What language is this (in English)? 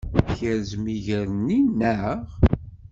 Kabyle